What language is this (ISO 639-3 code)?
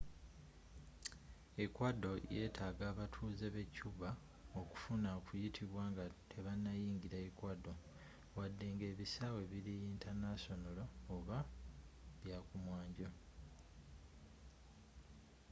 lug